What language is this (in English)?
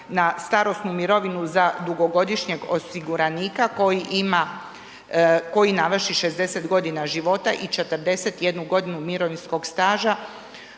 Croatian